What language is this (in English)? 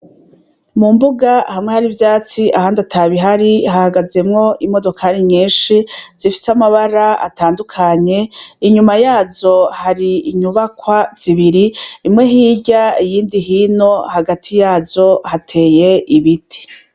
Rundi